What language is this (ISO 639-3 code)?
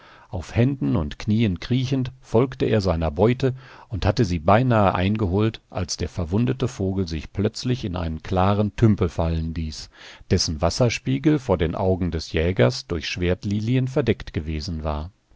deu